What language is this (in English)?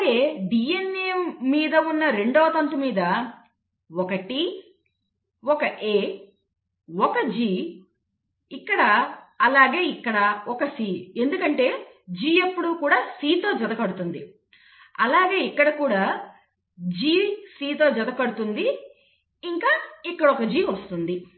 Telugu